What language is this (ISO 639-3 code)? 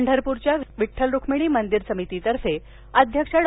mar